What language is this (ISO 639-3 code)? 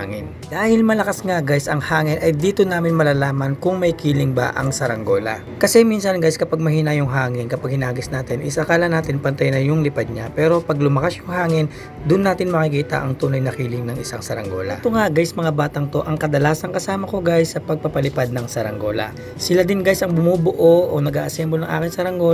fil